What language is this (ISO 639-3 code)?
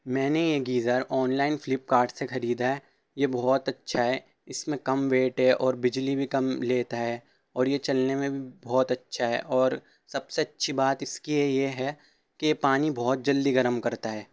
urd